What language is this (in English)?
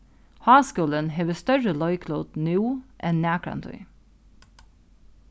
Faroese